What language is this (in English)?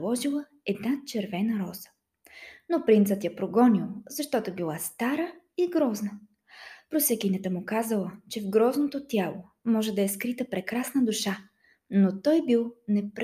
Bulgarian